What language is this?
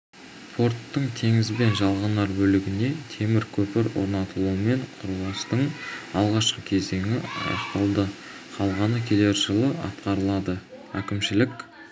Kazakh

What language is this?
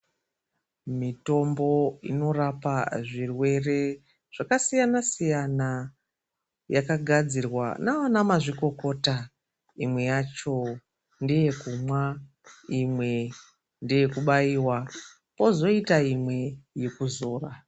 Ndau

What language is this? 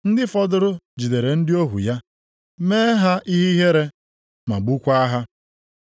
Igbo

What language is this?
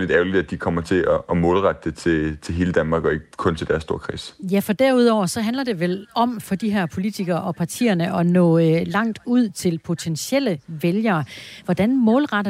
Danish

